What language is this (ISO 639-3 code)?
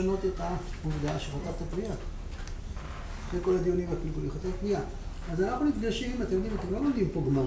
heb